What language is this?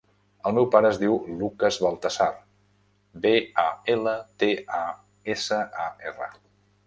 Catalan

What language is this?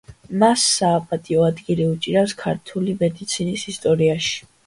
Georgian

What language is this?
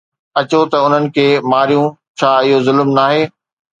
Sindhi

